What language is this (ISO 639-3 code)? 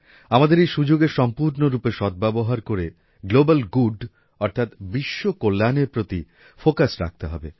ben